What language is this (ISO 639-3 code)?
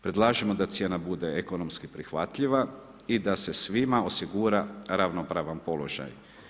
hrv